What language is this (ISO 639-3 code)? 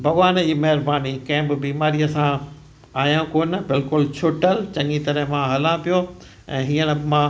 snd